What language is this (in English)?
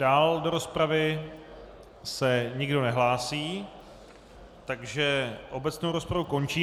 Czech